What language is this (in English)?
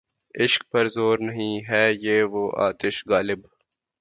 Urdu